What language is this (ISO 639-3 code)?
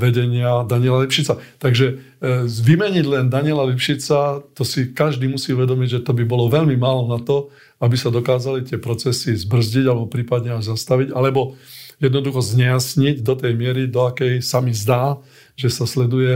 slk